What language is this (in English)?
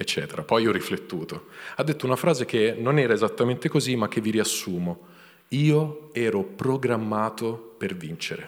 Italian